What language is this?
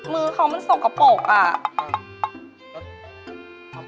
Thai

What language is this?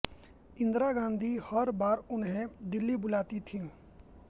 Hindi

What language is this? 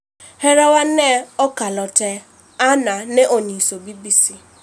Luo (Kenya and Tanzania)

